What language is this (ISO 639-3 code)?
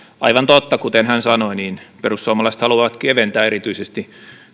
fin